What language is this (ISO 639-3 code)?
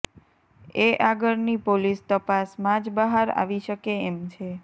guj